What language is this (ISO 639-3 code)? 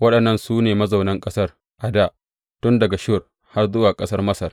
hau